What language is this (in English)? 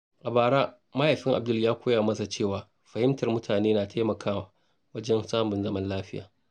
Hausa